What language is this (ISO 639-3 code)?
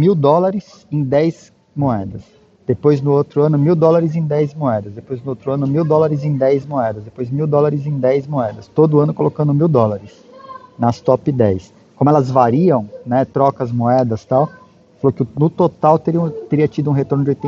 por